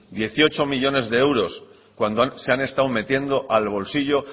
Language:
Spanish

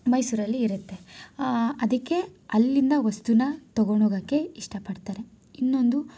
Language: Kannada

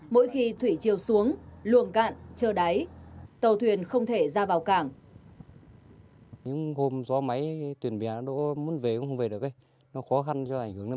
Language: Vietnamese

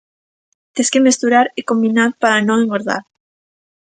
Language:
Galician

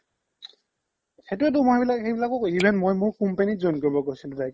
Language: Assamese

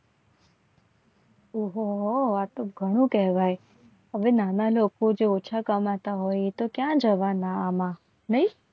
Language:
Gujarati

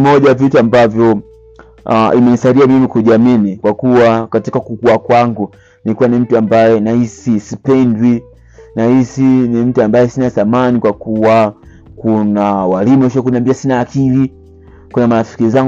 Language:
Swahili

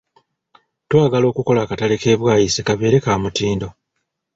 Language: Ganda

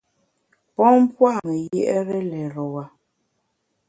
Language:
Bamun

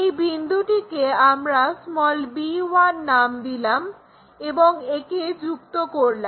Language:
Bangla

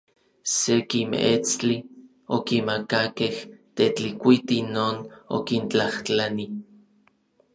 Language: Orizaba Nahuatl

